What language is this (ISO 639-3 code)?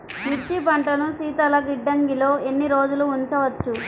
tel